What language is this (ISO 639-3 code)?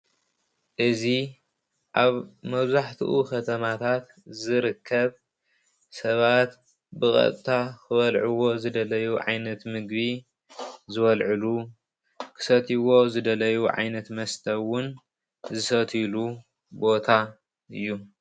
tir